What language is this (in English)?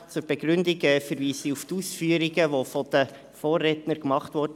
Swiss German